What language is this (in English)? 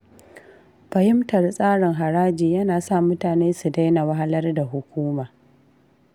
Hausa